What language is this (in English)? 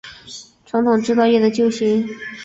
Chinese